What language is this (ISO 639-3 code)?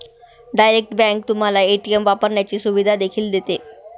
mar